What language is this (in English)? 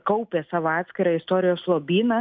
Lithuanian